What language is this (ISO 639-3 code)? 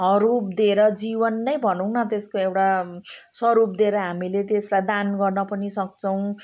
nep